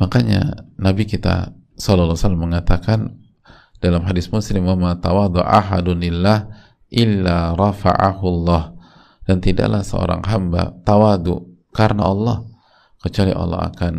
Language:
Indonesian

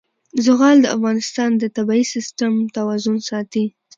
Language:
Pashto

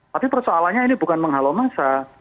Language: Indonesian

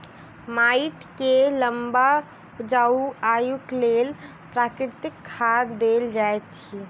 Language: Maithili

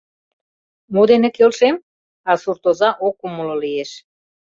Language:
Mari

